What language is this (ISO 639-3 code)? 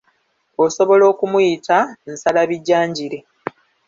lug